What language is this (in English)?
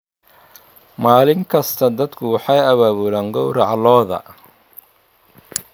Somali